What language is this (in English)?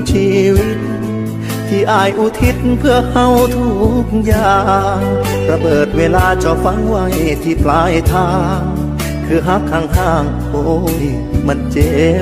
Thai